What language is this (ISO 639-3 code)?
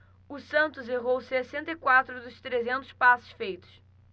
por